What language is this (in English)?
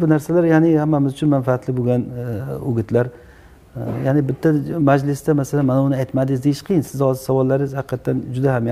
Turkish